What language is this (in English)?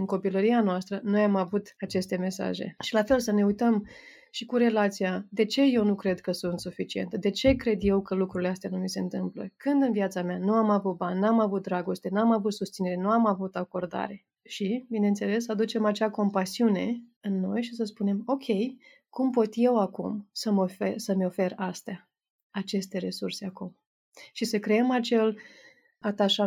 Romanian